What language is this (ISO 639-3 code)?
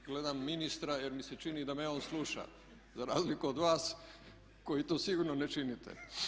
hrv